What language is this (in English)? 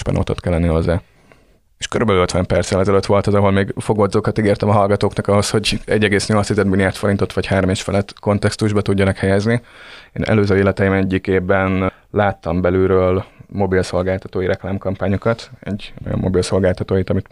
Hungarian